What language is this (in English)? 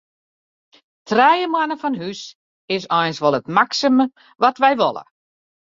Western Frisian